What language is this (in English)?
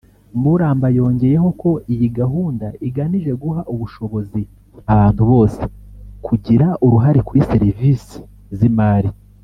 Kinyarwanda